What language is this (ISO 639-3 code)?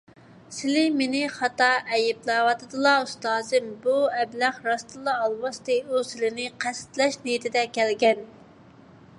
uig